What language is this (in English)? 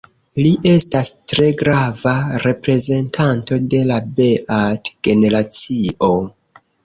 Esperanto